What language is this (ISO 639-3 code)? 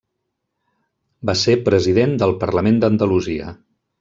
cat